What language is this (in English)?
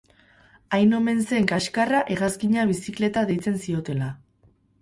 Basque